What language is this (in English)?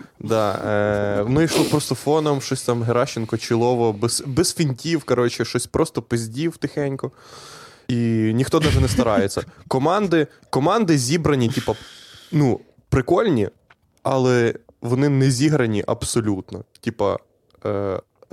Ukrainian